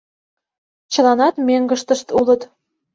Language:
Mari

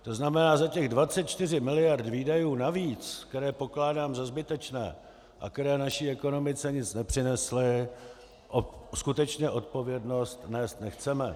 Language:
Czech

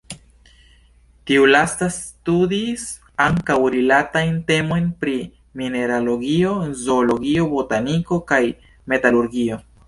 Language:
Esperanto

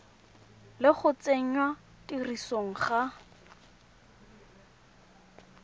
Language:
Tswana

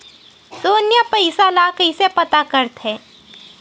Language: Chhattisgarhi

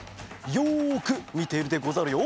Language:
Japanese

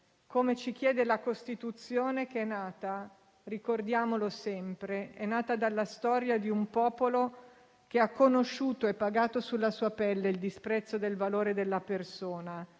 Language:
Italian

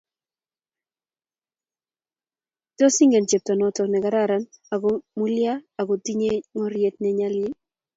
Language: Kalenjin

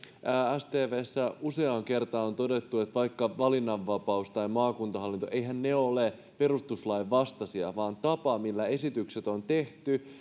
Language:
Finnish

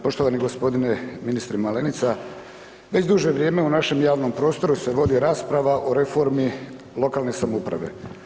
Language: Croatian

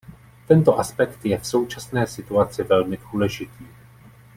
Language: Czech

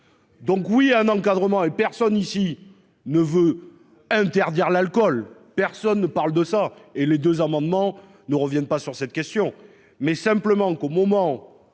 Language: French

